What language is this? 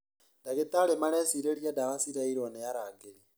Kikuyu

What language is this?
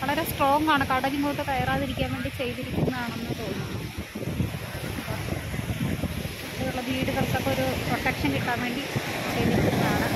Thai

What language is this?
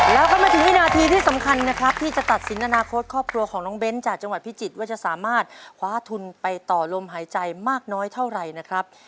Thai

